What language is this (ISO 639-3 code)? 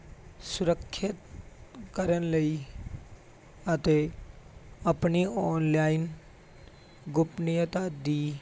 pan